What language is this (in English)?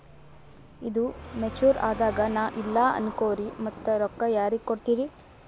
Kannada